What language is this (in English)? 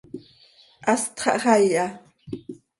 Seri